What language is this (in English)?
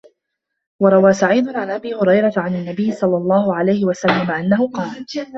Arabic